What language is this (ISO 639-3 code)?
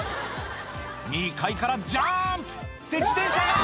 jpn